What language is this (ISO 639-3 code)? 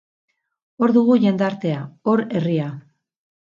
eus